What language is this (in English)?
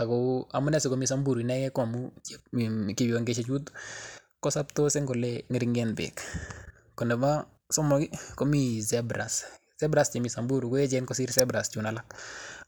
Kalenjin